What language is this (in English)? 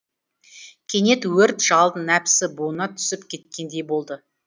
Kazakh